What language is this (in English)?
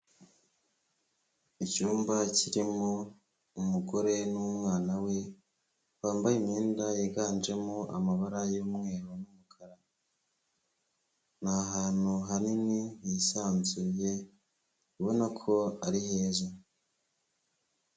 Kinyarwanda